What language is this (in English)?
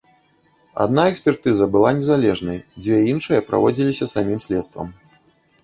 Belarusian